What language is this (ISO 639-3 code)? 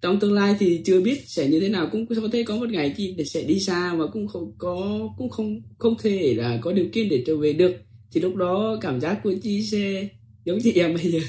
vie